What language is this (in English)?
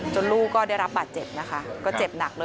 Thai